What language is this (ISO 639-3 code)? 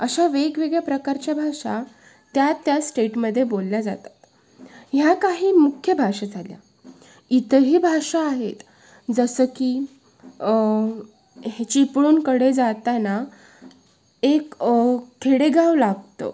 mar